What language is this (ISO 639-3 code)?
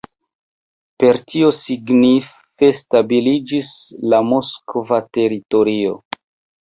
epo